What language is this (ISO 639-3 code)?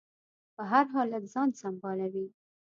pus